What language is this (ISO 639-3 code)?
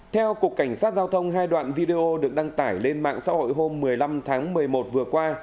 vie